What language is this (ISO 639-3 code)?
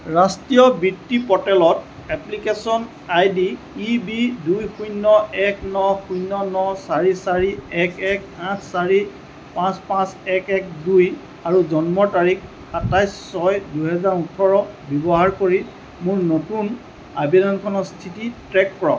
asm